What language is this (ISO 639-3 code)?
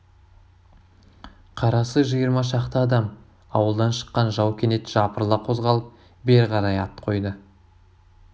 kaz